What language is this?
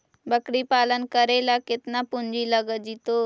Magahi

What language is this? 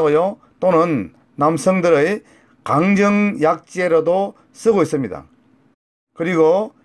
Korean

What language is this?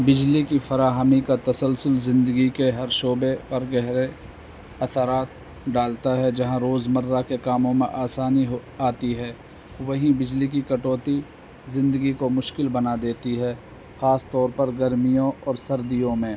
Urdu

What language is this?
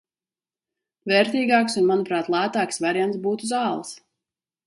Latvian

